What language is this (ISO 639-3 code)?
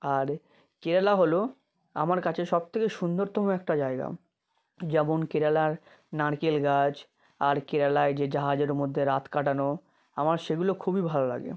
ben